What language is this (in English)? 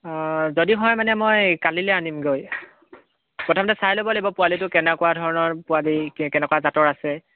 Assamese